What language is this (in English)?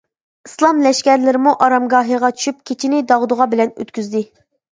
Uyghur